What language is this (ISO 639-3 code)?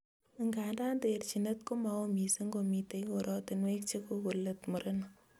kln